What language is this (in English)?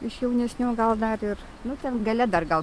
Lithuanian